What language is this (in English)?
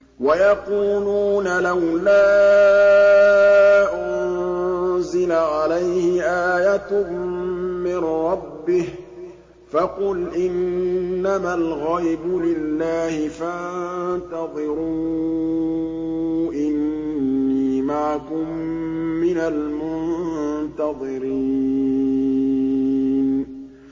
Arabic